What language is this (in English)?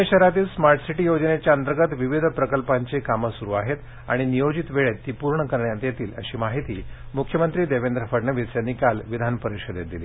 Marathi